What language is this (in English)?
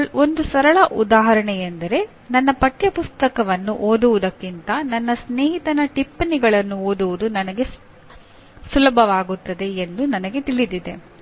Kannada